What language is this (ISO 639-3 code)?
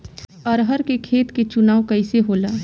bho